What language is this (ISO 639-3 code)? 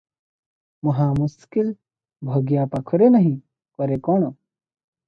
ori